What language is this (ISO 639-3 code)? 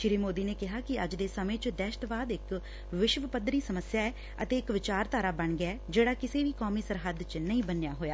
pan